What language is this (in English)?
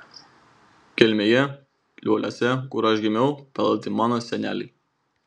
Lithuanian